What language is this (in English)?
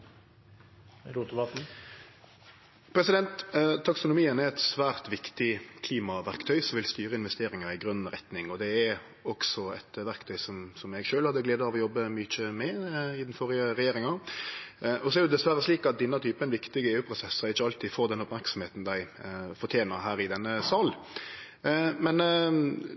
Norwegian Nynorsk